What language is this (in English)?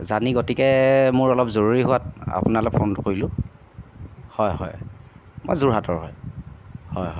Assamese